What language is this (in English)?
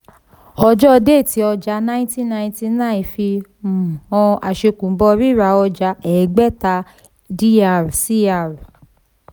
Yoruba